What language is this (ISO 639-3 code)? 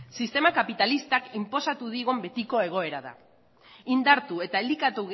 eus